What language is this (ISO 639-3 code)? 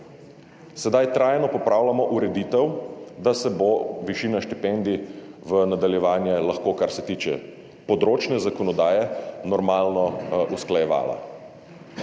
slv